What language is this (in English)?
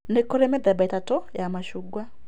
Kikuyu